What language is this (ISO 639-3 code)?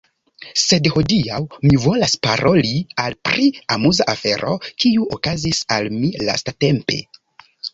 epo